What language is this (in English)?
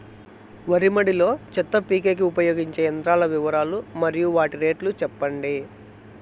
Telugu